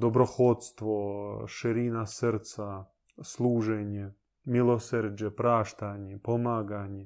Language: Croatian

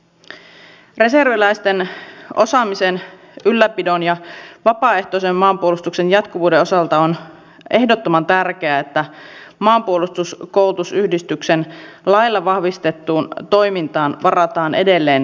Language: Finnish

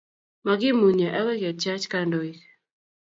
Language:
Kalenjin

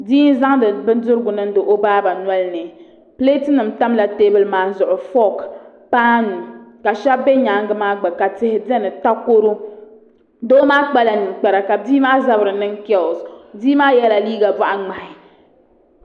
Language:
Dagbani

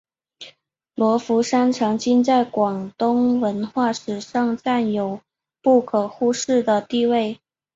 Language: Chinese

